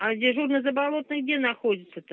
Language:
Russian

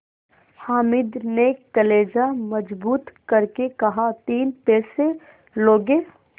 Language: Hindi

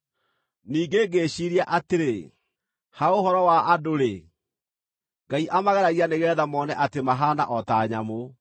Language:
Kikuyu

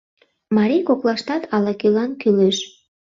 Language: Mari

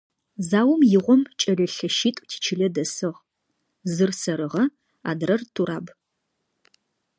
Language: Adyghe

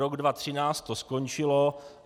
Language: Czech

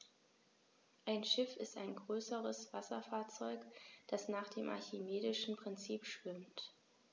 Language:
German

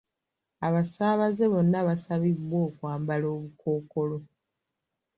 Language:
Ganda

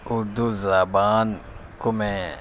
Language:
Urdu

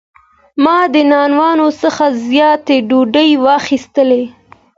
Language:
Pashto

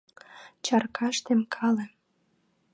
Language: Mari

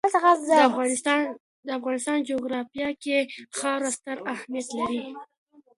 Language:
Pashto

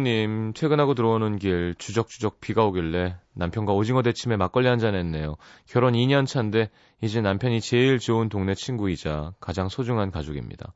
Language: Korean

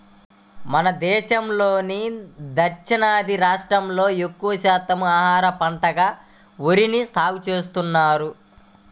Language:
Telugu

